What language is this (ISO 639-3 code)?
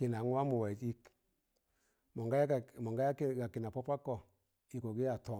tan